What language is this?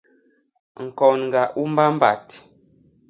Basaa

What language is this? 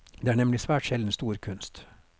Norwegian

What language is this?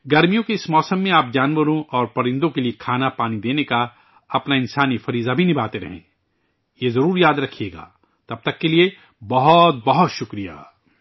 Urdu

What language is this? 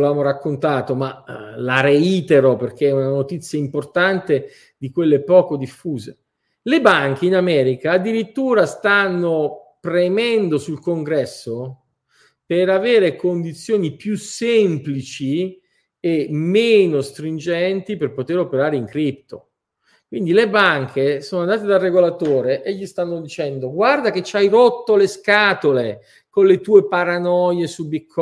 Italian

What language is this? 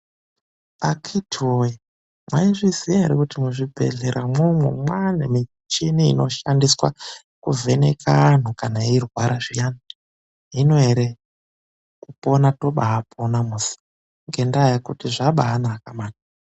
Ndau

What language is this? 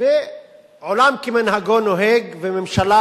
Hebrew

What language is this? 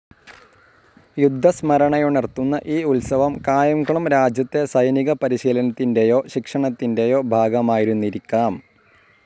Malayalam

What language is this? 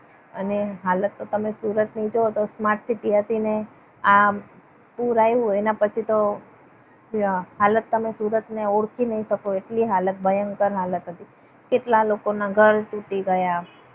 Gujarati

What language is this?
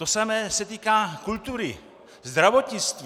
Czech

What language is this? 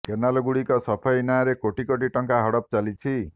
Odia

